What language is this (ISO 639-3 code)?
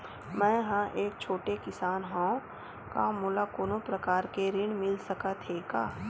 hne